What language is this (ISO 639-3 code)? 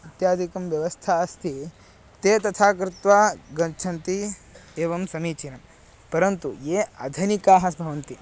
san